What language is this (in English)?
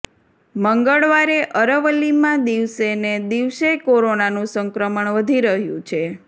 Gujarati